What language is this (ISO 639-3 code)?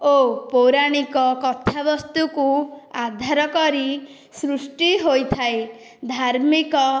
ori